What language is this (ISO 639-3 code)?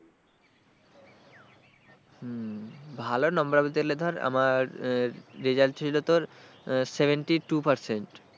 ben